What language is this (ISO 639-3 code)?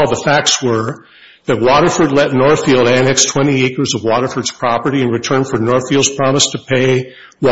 eng